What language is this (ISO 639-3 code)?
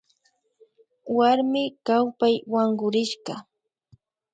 qvi